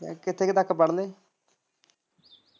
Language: Punjabi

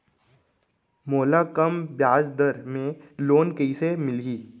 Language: Chhattisgarhi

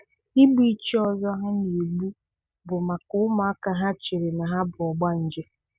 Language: Igbo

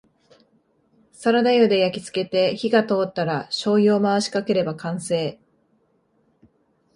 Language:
Japanese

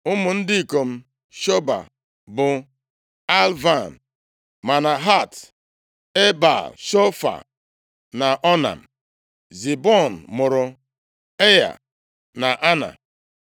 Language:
Igbo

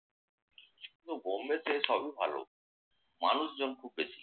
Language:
Bangla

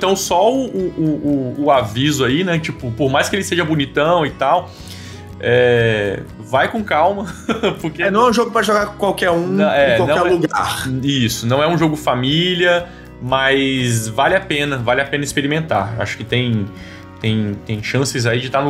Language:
Portuguese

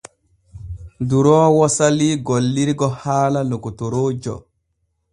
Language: Borgu Fulfulde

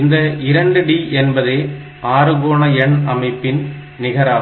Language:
Tamil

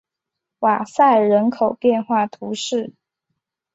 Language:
Chinese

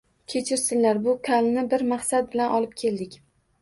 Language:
Uzbek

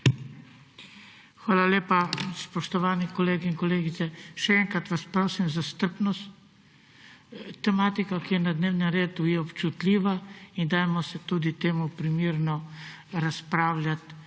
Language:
Slovenian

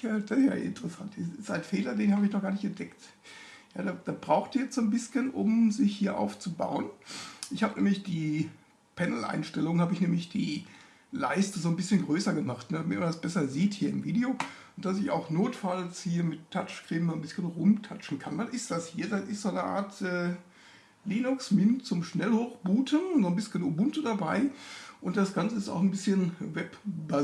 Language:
German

